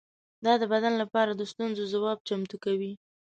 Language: Pashto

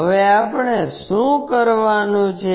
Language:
Gujarati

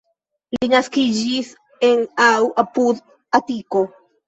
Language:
Esperanto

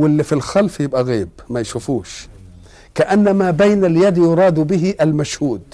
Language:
Arabic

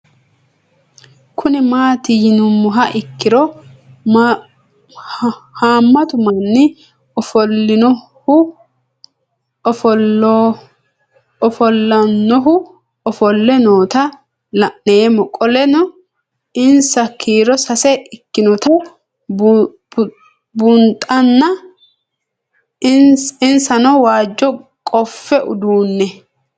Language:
Sidamo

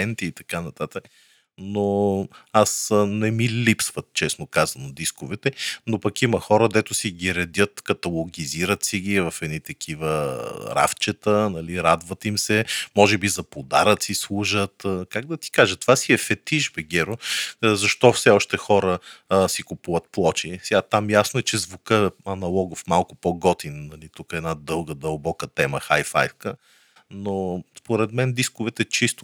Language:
Bulgarian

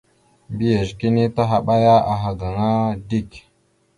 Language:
Mada (Cameroon)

